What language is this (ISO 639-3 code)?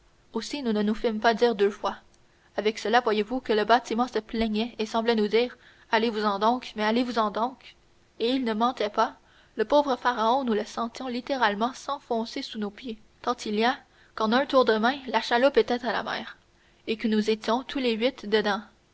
fra